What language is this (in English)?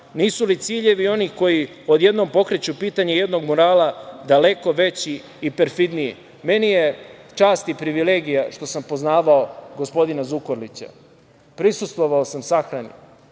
Serbian